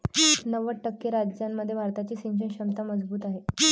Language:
Marathi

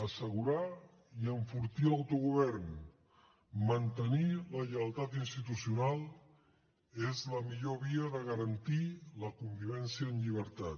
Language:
Catalan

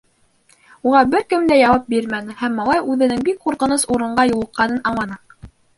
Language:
Bashkir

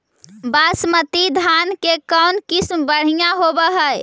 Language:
Magahi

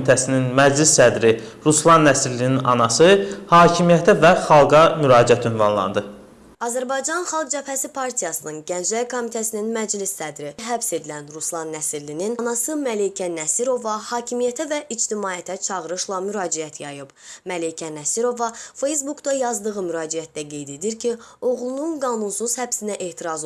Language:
Azerbaijani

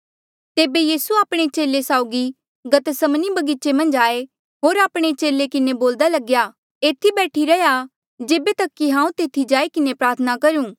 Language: Mandeali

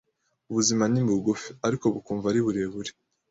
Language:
Kinyarwanda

